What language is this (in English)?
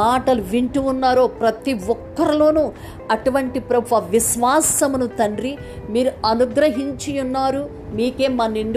Telugu